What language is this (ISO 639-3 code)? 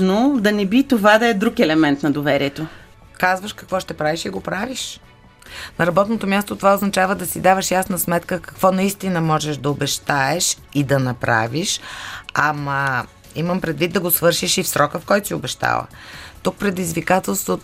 bul